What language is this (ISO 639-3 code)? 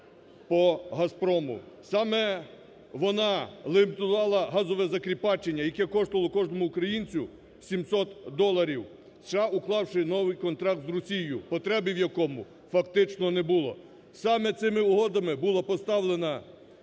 ukr